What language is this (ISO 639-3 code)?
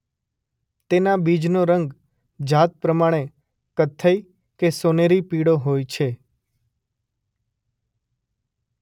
guj